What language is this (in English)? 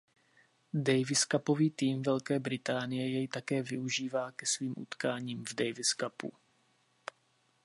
Czech